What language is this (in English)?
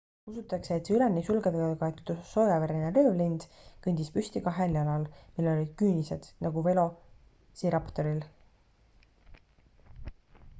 Estonian